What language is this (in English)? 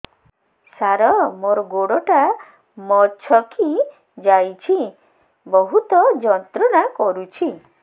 Odia